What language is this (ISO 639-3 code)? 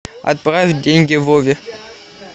rus